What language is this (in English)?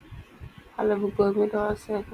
Wolof